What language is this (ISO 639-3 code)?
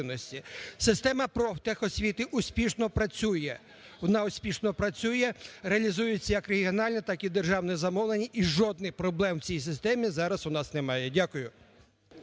ukr